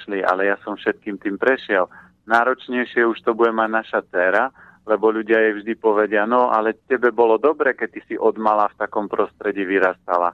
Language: Slovak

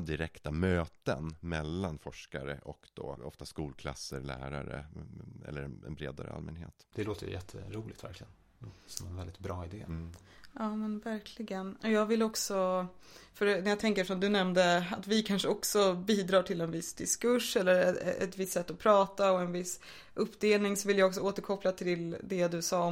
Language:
Swedish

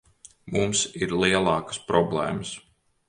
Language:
Latvian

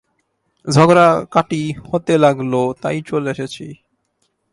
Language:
Bangla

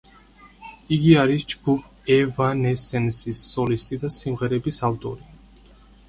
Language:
Georgian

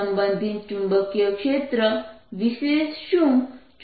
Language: Gujarati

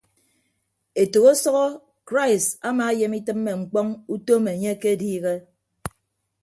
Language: Ibibio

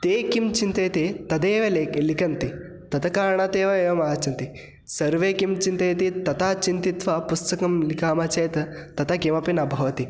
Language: Sanskrit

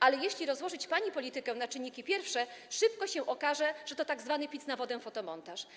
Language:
Polish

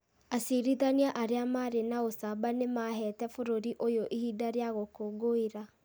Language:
Kikuyu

